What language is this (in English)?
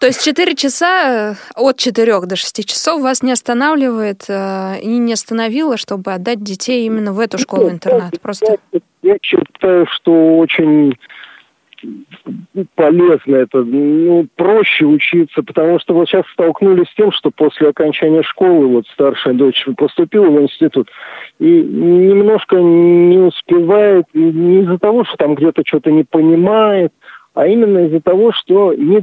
Russian